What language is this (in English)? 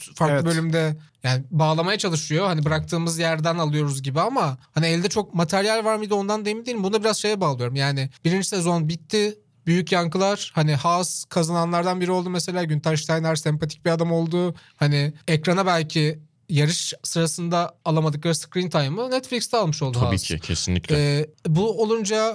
Turkish